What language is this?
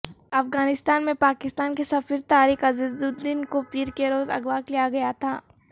Urdu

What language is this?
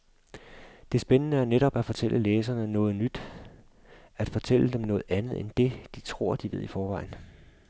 Danish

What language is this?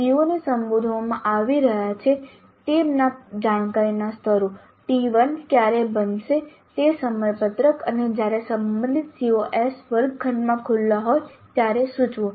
Gujarati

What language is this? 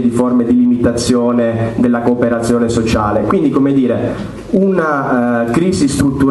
Italian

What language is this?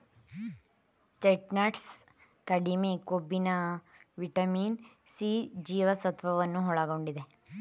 Kannada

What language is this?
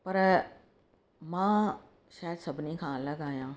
Sindhi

